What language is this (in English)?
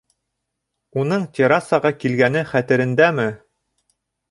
Bashkir